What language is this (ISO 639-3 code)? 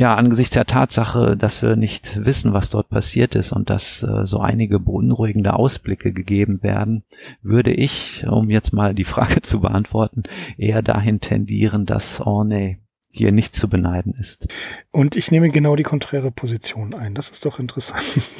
deu